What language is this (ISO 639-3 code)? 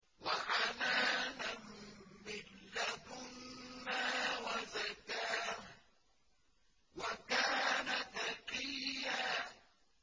ara